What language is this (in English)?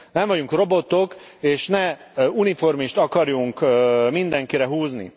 Hungarian